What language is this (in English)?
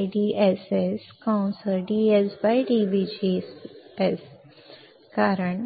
Marathi